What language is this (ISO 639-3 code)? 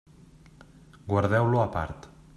cat